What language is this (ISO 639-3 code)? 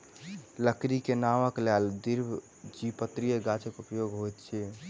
mai